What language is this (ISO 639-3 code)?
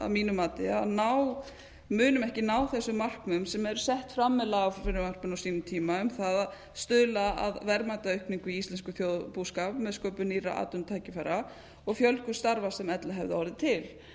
isl